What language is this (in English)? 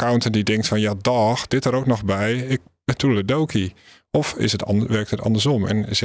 Dutch